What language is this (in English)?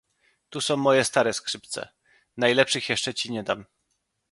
Polish